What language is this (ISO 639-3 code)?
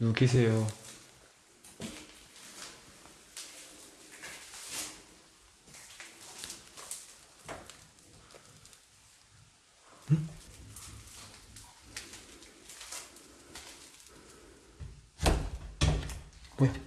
kor